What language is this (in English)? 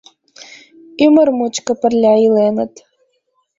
Mari